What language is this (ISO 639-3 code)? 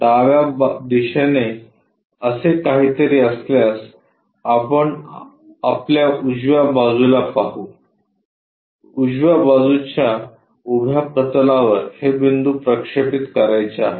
mar